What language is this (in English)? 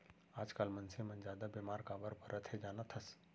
Chhattisgarhi